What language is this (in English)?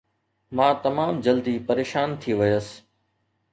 Sindhi